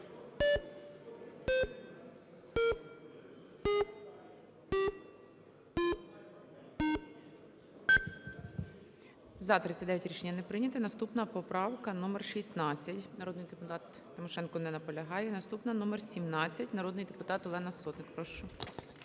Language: Ukrainian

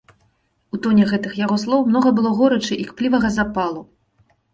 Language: Belarusian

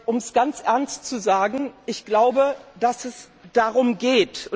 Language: German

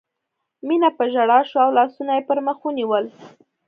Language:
Pashto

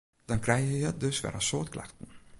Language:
Western Frisian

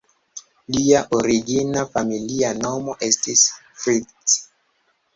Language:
Esperanto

